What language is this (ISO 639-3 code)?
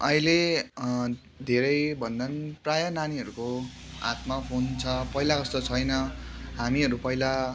nep